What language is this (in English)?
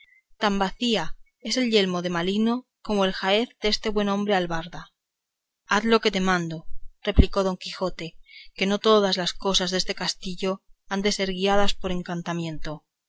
Spanish